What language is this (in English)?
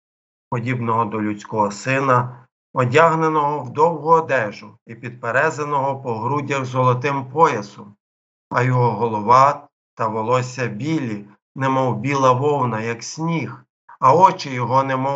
Ukrainian